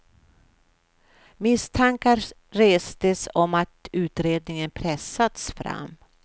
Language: Swedish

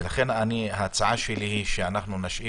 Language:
Hebrew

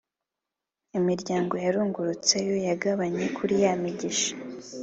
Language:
Kinyarwanda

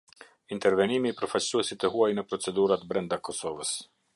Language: Albanian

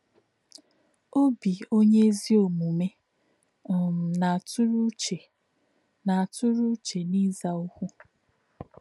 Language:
Igbo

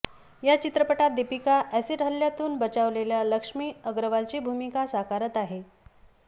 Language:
Marathi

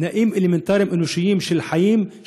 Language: Hebrew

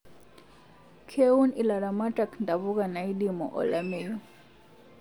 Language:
Masai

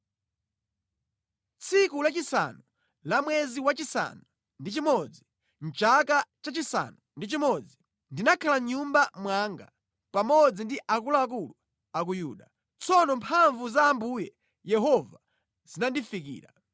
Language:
Nyanja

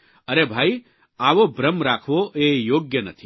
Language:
Gujarati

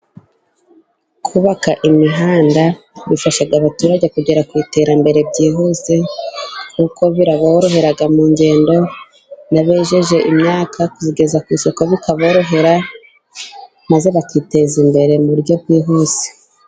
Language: Kinyarwanda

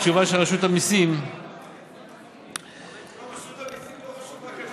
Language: Hebrew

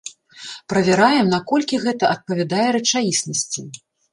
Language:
Belarusian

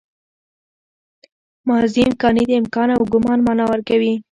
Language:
Pashto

